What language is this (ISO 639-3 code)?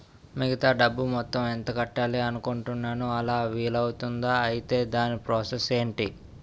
tel